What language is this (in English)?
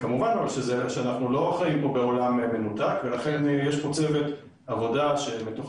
Hebrew